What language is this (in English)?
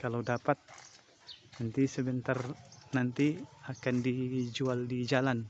Indonesian